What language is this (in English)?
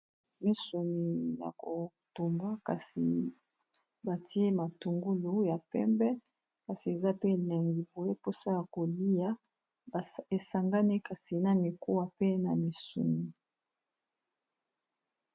Lingala